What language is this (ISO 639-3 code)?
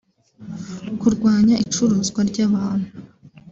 kin